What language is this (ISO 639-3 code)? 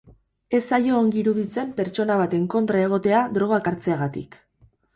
eus